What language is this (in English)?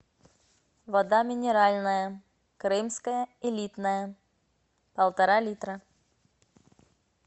Russian